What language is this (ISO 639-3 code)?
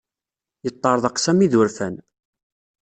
kab